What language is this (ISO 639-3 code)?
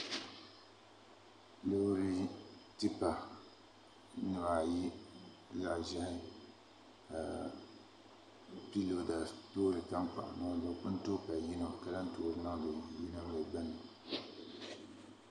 dag